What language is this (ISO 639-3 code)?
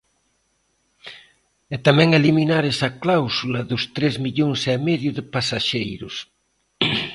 glg